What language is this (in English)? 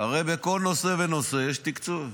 Hebrew